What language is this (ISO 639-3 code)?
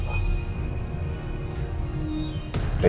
ind